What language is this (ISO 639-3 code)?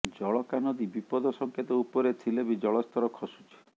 ori